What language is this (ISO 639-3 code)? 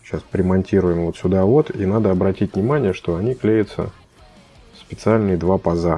rus